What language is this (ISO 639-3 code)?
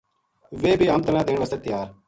gju